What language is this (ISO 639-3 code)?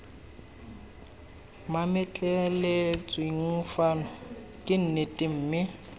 tsn